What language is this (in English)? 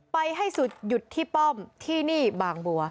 Thai